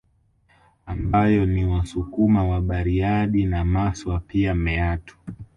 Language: Swahili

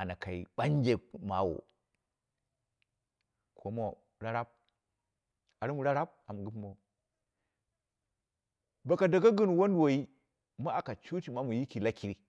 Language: Dera (Nigeria)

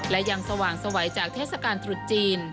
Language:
Thai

